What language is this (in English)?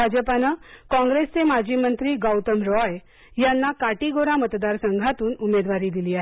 Marathi